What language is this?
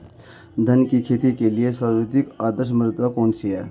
Hindi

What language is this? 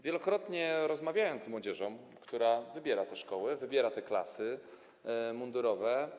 Polish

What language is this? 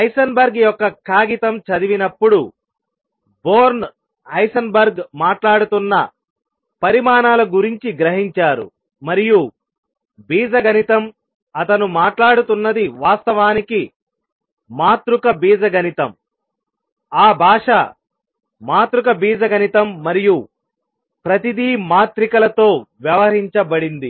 Telugu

